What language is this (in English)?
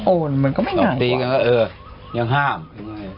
Thai